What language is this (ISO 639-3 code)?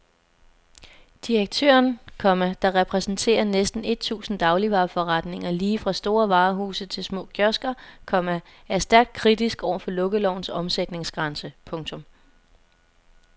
dan